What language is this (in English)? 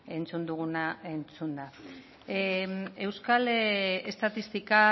Basque